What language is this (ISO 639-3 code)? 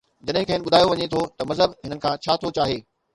snd